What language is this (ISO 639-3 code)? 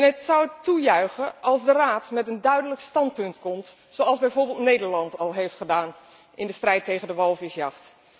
nld